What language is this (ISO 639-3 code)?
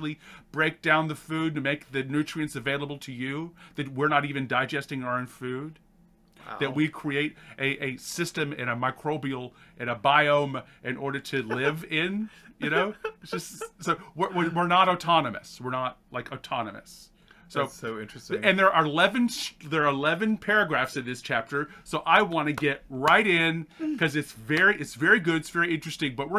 eng